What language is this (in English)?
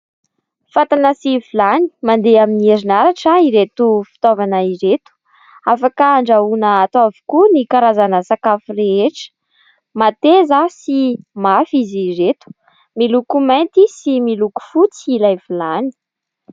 Malagasy